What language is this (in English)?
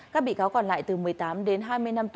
Vietnamese